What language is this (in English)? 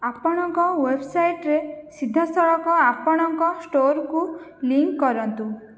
Odia